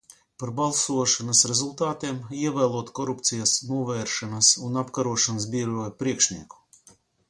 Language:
Latvian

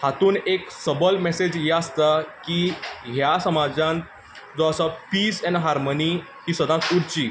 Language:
Konkani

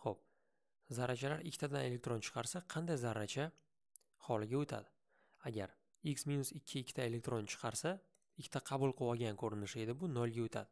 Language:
Turkish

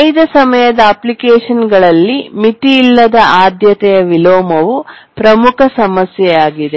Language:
Kannada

